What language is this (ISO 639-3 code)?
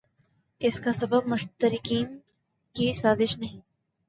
urd